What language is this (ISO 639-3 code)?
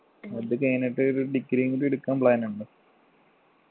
mal